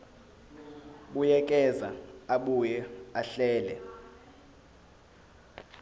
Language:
Zulu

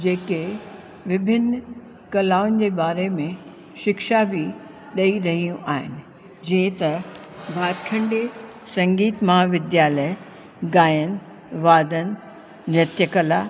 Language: Sindhi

